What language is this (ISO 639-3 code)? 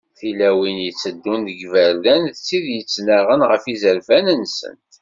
kab